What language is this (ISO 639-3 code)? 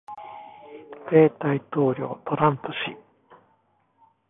jpn